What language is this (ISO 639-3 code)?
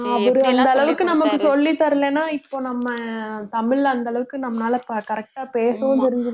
tam